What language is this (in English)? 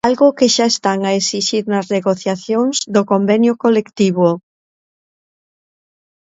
Galician